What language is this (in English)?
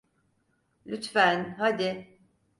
Turkish